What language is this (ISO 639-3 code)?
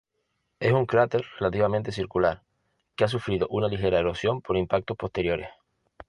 spa